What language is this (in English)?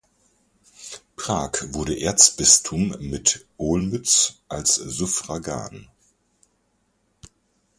German